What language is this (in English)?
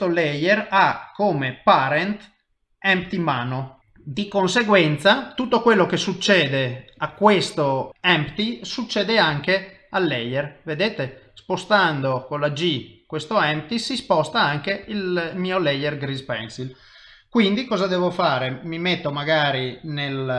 Italian